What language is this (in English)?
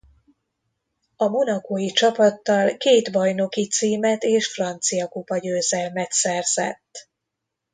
Hungarian